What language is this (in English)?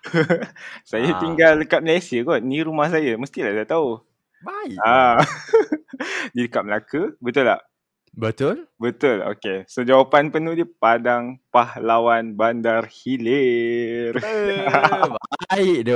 Malay